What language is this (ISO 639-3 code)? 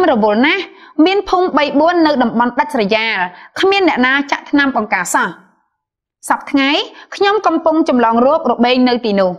vie